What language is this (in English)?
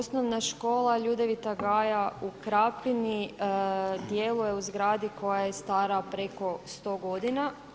Croatian